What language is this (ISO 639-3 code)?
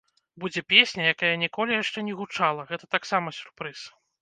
bel